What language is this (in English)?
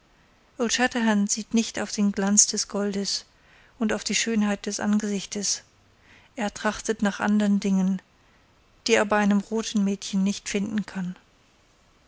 German